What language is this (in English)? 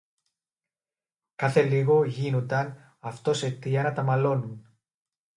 Greek